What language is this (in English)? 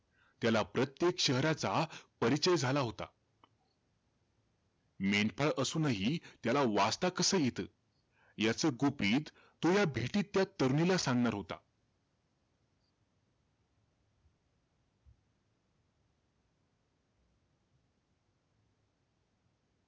Marathi